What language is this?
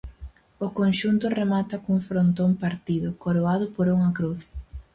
Galician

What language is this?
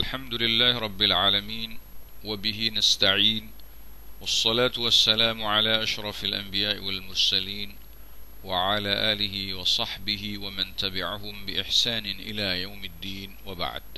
Arabic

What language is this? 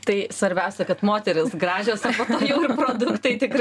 Lithuanian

